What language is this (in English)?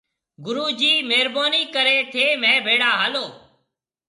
Marwari (Pakistan)